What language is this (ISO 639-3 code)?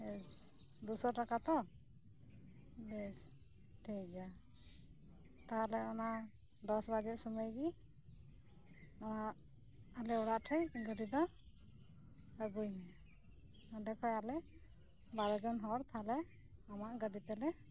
sat